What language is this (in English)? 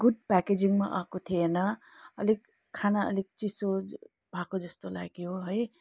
Nepali